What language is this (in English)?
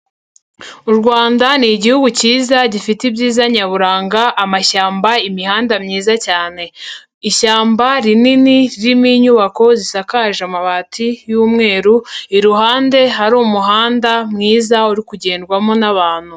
Kinyarwanda